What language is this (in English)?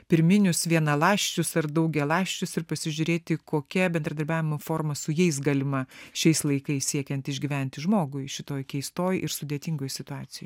Lithuanian